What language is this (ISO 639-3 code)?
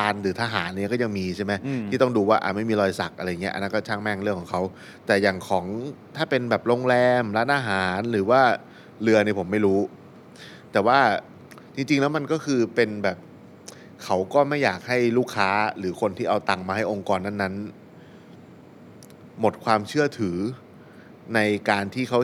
tha